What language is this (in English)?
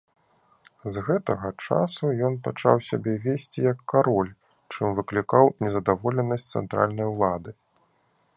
Belarusian